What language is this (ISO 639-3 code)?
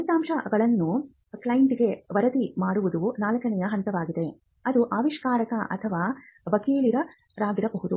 kan